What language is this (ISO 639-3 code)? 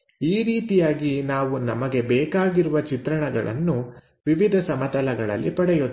kan